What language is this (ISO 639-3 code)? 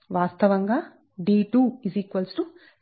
tel